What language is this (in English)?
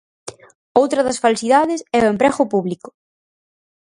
Galician